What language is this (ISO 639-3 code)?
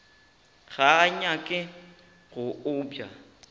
nso